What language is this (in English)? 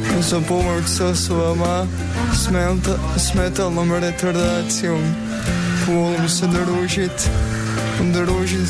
Croatian